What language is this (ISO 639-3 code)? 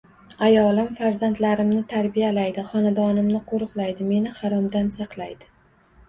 uzb